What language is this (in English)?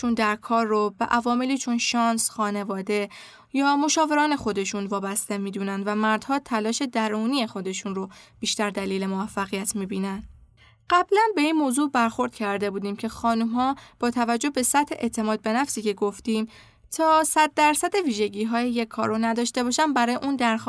Persian